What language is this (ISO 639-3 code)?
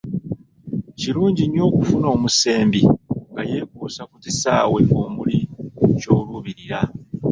lug